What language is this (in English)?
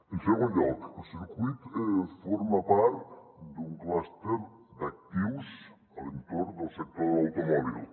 Catalan